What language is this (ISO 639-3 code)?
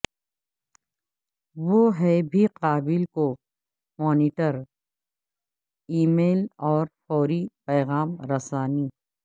urd